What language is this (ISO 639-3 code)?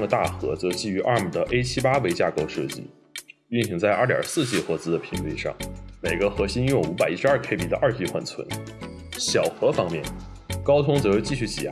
zho